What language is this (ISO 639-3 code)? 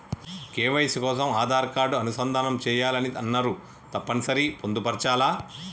tel